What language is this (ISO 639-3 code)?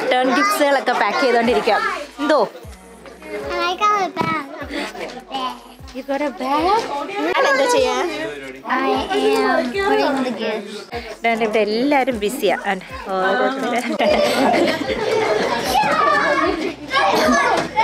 hin